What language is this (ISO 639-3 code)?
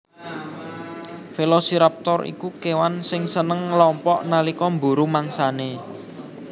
jav